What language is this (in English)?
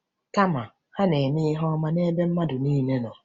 Igbo